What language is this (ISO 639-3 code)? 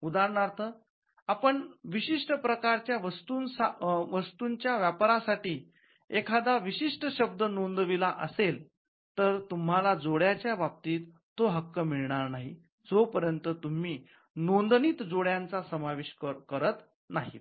mar